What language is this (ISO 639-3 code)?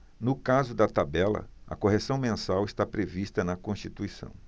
por